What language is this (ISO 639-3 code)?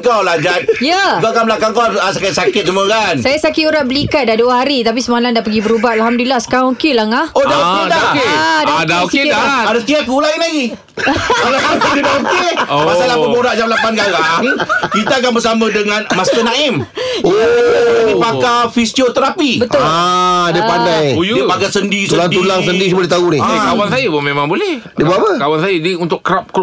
msa